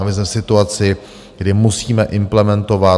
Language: Czech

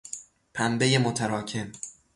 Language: Persian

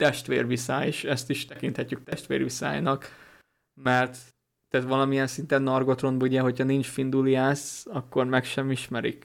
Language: Hungarian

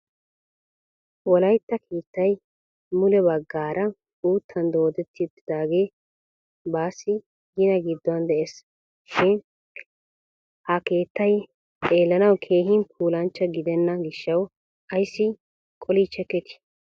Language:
Wolaytta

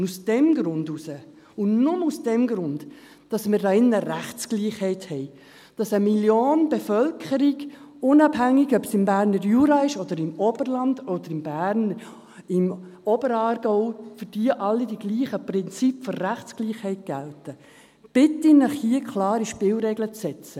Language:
Swiss German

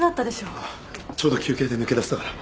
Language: Japanese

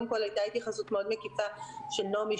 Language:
Hebrew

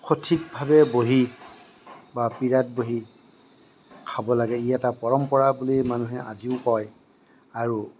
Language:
Assamese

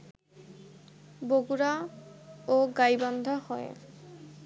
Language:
Bangla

